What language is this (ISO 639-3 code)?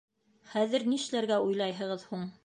bak